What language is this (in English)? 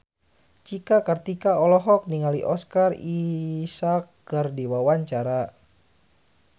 Sundanese